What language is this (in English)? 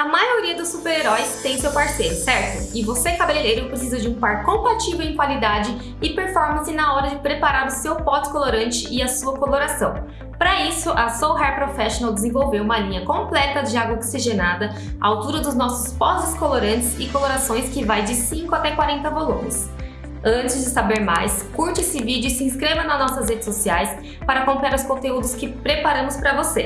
Portuguese